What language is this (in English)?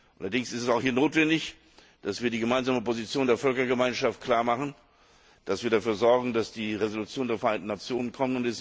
German